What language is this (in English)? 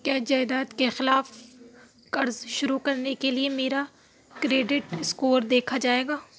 Urdu